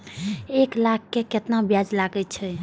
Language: Maithili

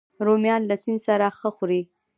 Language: Pashto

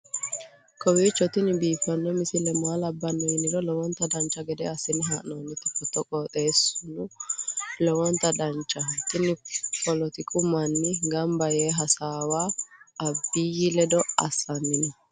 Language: Sidamo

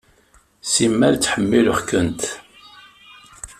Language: Kabyle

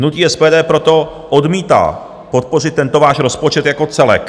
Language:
Czech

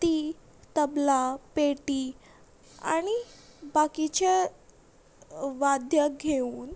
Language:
Konkani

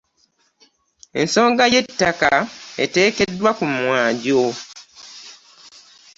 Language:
Ganda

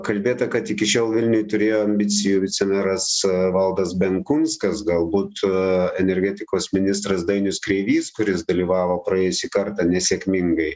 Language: Lithuanian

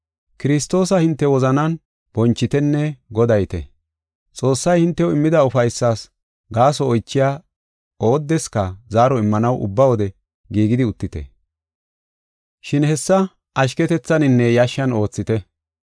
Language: Gofa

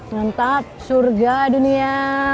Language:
Indonesian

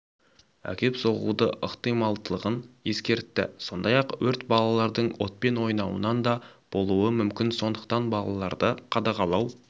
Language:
Kazakh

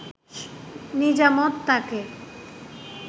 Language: Bangla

